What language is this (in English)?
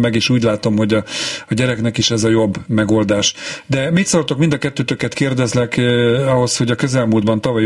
Hungarian